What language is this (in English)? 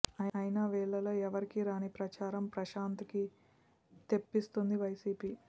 Telugu